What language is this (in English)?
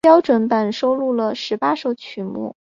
Chinese